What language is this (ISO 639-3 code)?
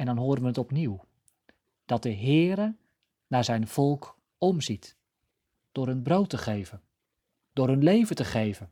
nld